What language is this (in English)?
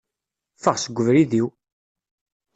Kabyle